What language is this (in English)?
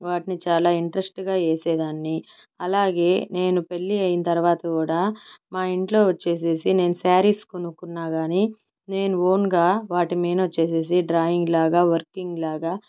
Telugu